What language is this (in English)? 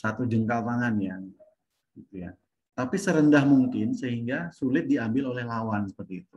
Indonesian